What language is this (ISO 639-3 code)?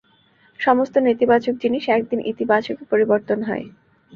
ben